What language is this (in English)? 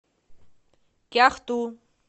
Russian